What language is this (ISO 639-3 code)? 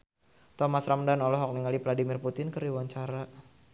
sun